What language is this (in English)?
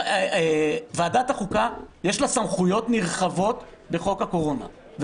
Hebrew